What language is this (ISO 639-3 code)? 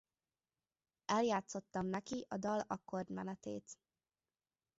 hun